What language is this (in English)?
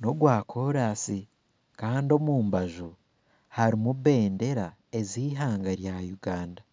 Nyankole